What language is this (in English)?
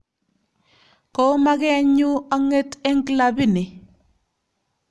Kalenjin